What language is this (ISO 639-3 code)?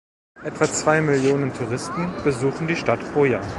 deu